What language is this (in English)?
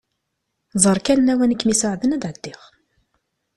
Kabyle